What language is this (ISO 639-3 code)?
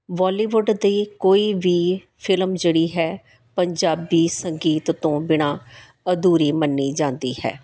pan